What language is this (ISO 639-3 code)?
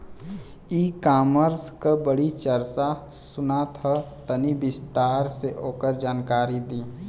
bho